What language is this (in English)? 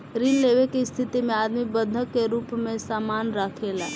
Bhojpuri